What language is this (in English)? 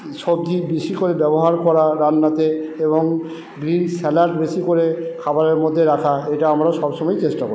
Bangla